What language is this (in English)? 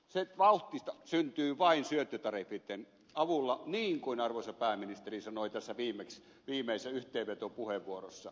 Finnish